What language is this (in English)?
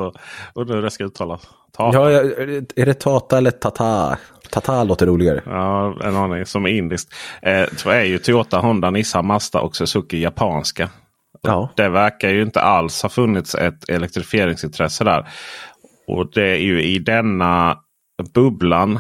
Swedish